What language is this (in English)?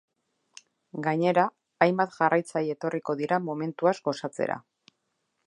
Basque